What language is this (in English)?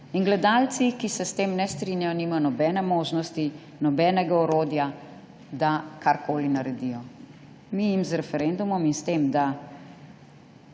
Slovenian